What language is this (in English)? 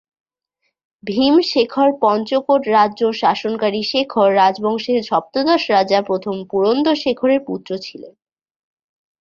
Bangla